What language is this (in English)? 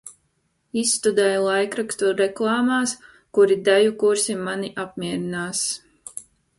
Latvian